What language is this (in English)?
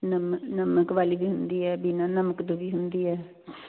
Punjabi